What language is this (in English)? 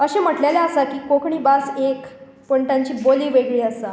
Konkani